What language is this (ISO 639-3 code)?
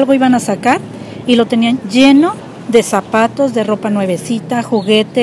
spa